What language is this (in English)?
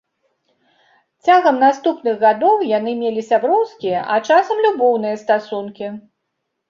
Belarusian